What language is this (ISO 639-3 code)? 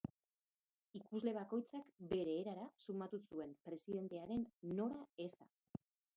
eus